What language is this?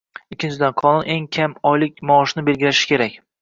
Uzbek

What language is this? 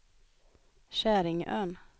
Swedish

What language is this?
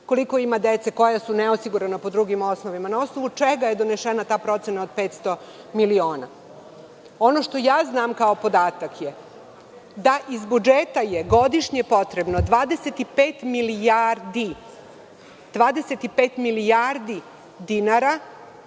Serbian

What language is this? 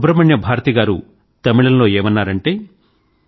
Telugu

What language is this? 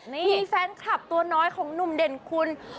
Thai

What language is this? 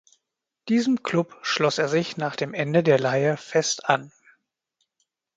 German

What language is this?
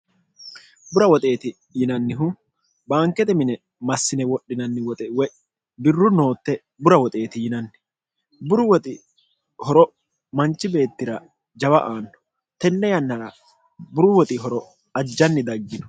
Sidamo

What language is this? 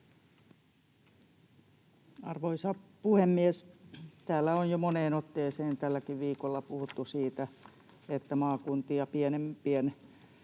Finnish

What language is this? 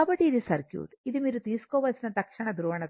Telugu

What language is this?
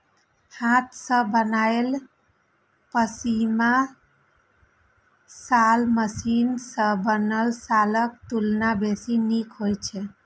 Maithili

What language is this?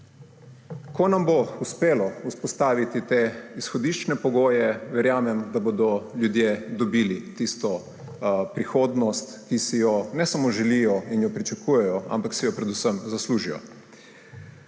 Slovenian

